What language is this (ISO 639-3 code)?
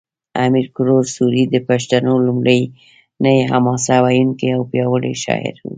pus